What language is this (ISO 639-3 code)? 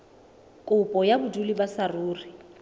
sot